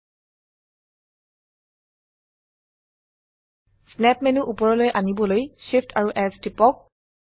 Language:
Assamese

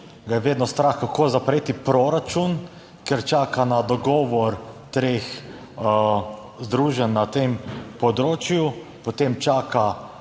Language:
Slovenian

